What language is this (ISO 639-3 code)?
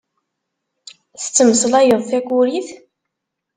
kab